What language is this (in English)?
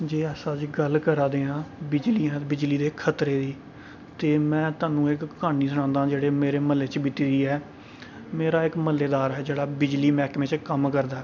Dogri